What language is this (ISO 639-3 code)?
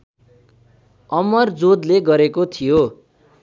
nep